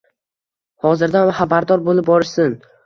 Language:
Uzbek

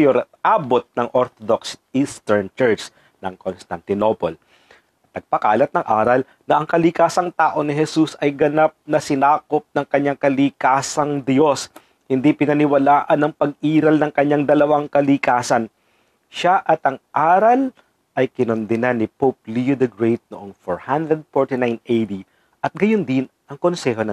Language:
Filipino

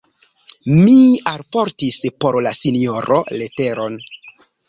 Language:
Esperanto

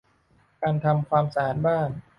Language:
Thai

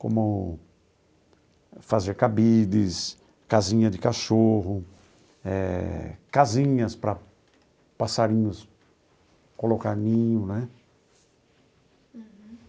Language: Portuguese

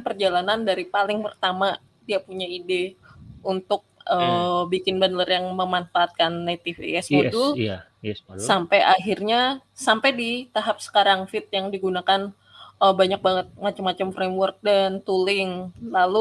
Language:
Indonesian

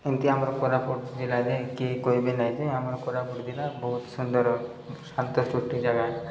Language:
Odia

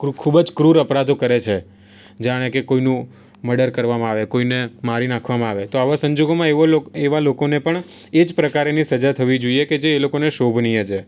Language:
Gujarati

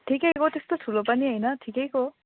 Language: Nepali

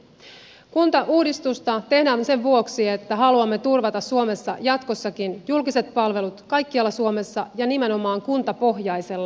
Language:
Finnish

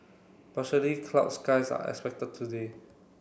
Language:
English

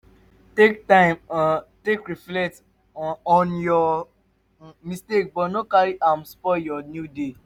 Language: Nigerian Pidgin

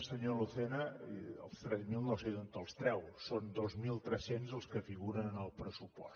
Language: Catalan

